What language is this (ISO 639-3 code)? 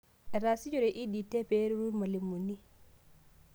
mas